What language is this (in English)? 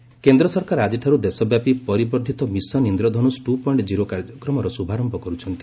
Odia